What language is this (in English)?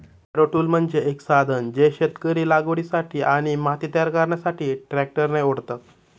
Marathi